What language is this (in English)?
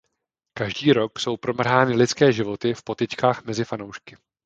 Czech